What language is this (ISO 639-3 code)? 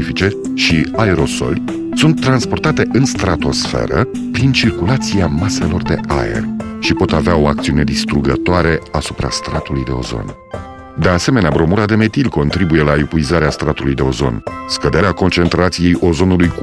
ron